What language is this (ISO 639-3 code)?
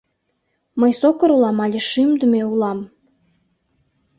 chm